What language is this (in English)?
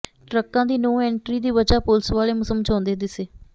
Punjabi